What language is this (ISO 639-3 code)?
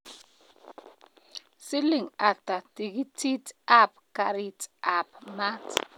kln